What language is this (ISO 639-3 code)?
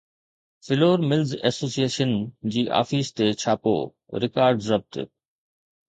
snd